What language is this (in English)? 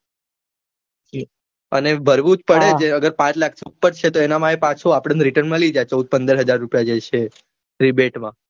Gujarati